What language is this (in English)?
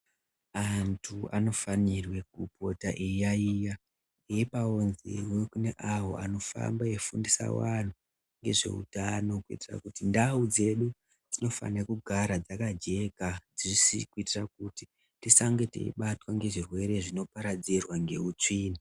Ndau